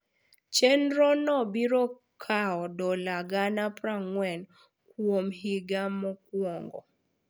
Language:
Luo (Kenya and Tanzania)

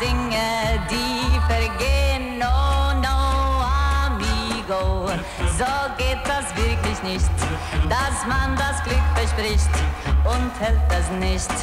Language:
Polish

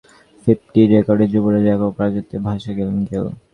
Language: Bangla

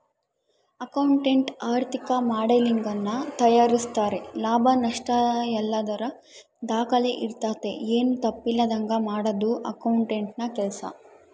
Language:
Kannada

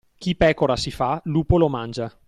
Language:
Italian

